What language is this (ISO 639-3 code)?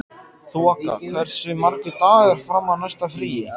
isl